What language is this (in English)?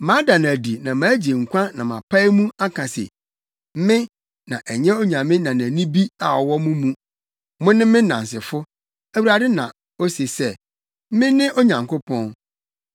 Akan